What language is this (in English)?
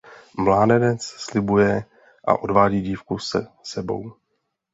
Czech